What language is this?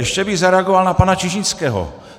Czech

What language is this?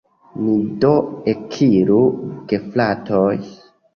Esperanto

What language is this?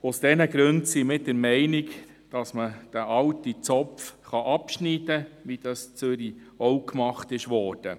Swiss German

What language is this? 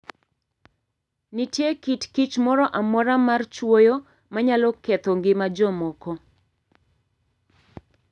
Luo (Kenya and Tanzania)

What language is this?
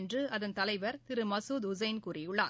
Tamil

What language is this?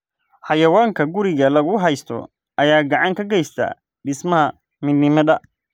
Somali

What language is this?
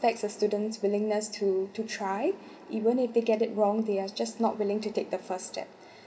English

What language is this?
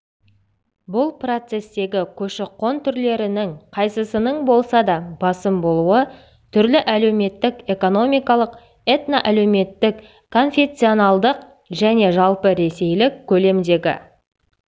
Kazakh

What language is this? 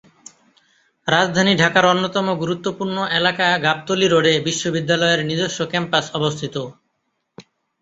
Bangla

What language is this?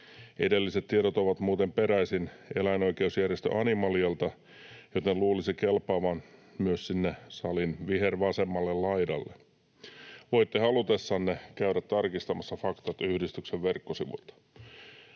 Finnish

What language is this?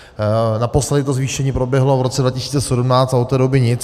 Czech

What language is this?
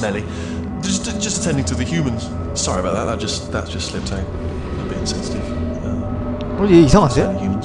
Korean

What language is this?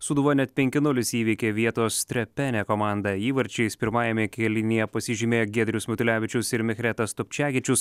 Lithuanian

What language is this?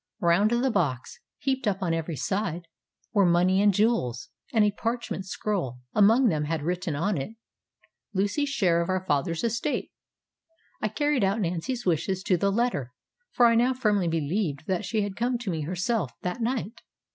English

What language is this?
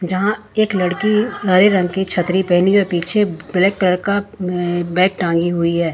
Hindi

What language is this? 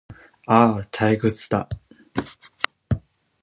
Japanese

